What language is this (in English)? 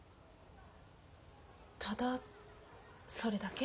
Japanese